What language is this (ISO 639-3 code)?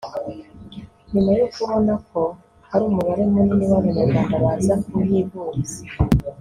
kin